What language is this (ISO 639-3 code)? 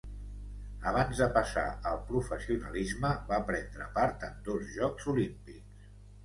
cat